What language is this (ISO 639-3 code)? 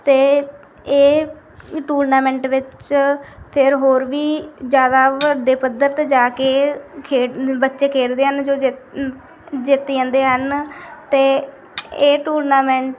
pan